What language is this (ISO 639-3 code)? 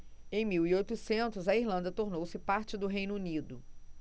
por